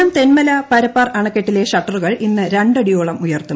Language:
Malayalam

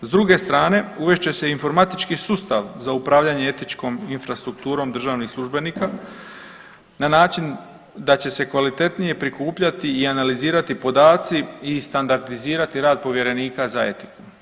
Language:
Croatian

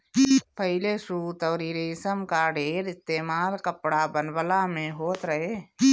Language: Bhojpuri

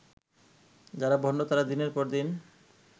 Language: Bangla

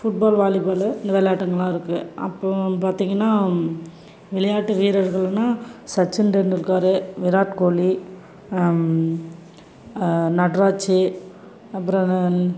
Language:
Tamil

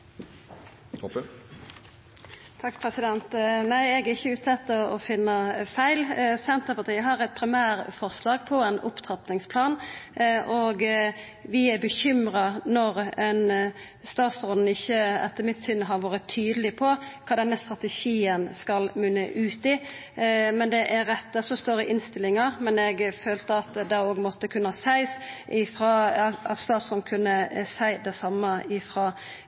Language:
Norwegian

